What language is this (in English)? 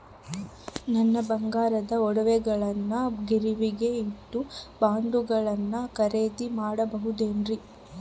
Kannada